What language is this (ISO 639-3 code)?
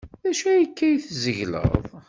kab